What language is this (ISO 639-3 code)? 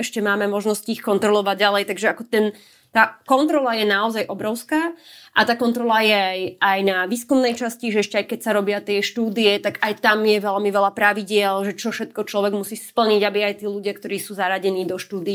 slk